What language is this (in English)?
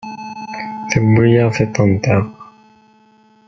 Kabyle